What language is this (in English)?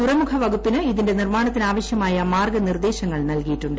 Malayalam